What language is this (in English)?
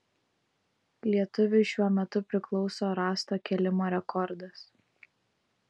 Lithuanian